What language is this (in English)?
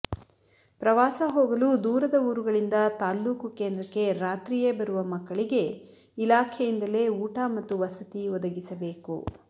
Kannada